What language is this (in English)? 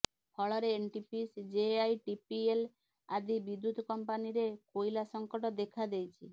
Odia